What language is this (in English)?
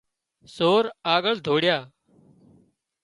Wadiyara Koli